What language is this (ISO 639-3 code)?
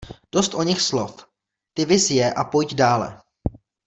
ces